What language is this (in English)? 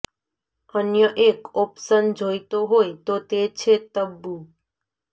Gujarati